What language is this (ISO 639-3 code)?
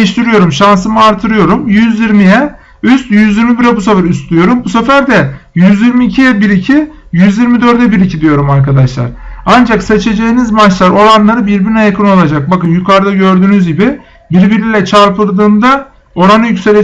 tur